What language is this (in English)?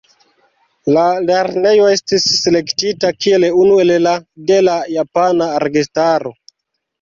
Esperanto